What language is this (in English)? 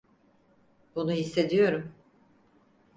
Turkish